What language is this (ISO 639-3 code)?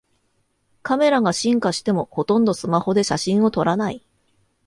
jpn